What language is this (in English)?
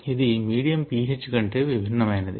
Telugu